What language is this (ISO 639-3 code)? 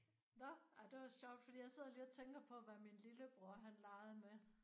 dan